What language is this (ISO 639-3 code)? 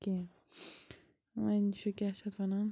kas